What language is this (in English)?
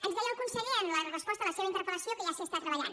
Catalan